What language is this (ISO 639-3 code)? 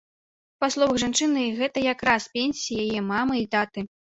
bel